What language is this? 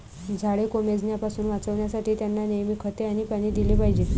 Marathi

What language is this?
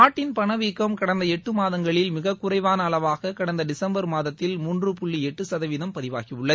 Tamil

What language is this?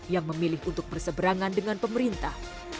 Indonesian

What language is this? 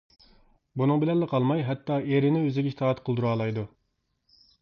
Uyghur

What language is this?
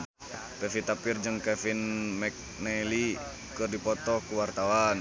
Sundanese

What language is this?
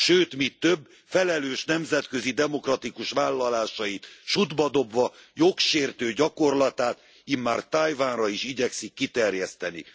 Hungarian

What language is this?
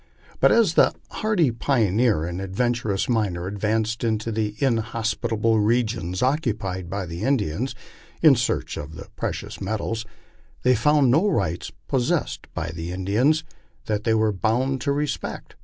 English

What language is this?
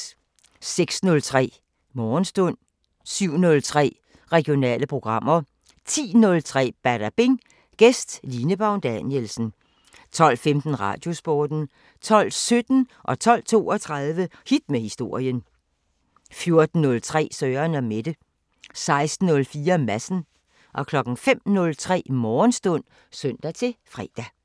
Danish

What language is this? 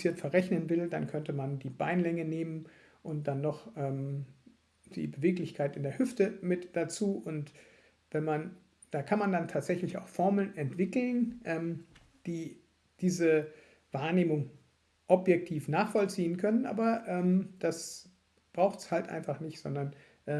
German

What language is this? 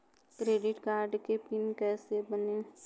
Bhojpuri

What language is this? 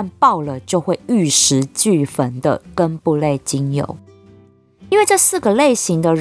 Chinese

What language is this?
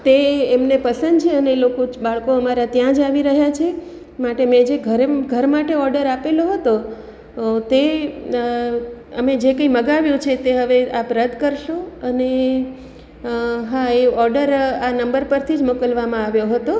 Gujarati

